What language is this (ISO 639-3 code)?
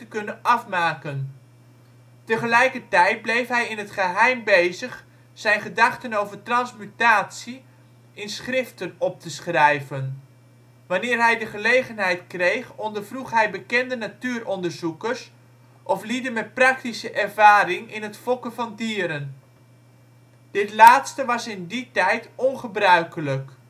nld